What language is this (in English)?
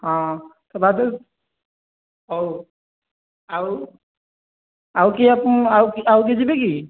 Odia